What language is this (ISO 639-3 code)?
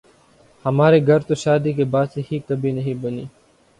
urd